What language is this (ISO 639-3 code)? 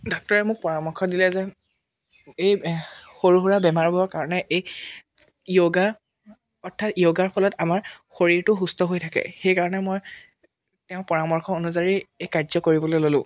asm